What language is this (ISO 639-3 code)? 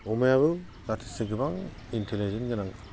brx